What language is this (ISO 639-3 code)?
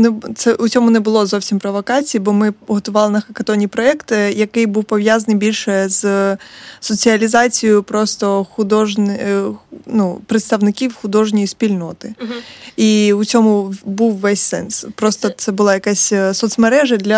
ukr